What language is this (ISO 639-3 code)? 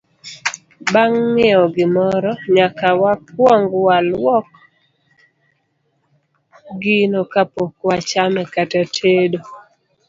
luo